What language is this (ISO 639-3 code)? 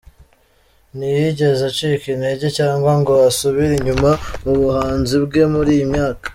kin